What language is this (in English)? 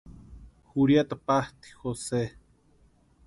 Western Highland Purepecha